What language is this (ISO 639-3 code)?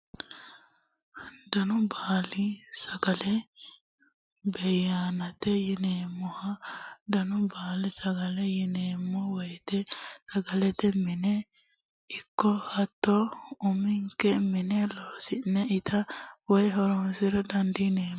sid